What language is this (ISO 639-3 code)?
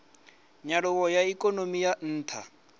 ven